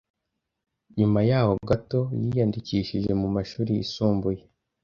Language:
Kinyarwanda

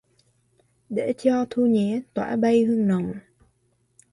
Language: Vietnamese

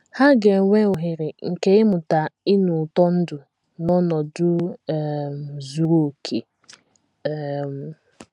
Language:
Igbo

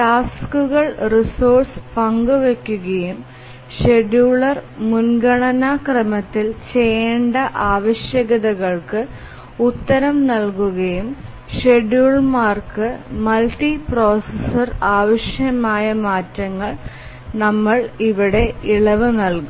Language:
Malayalam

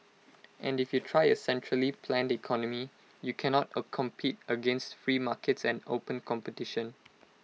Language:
English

